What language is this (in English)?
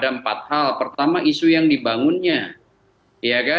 Indonesian